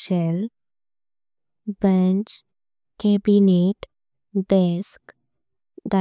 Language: Konkani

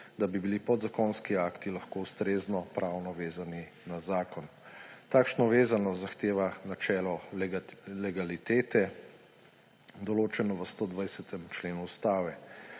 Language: Slovenian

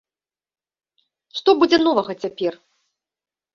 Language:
Belarusian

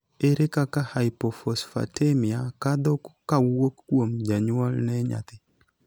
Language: Luo (Kenya and Tanzania)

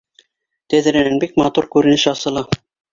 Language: Bashkir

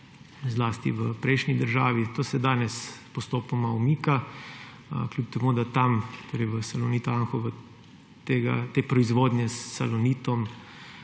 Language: Slovenian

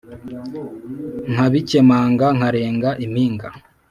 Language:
Kinyarwanda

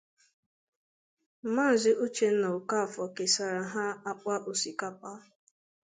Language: Igbo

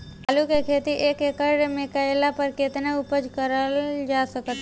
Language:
Bhojpuri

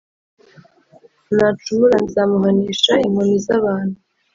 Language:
Kinyarwanda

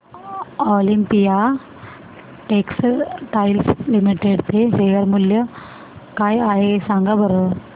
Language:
Marathi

